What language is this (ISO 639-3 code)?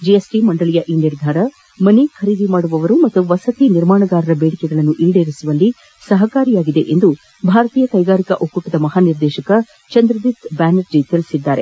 kan